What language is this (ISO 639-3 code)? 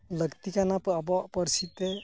sat